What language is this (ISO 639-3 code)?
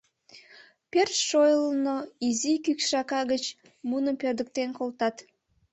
chm